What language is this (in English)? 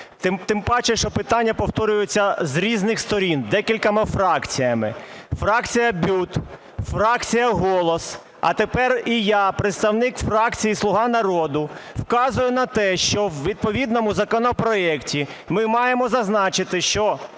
Ukrainian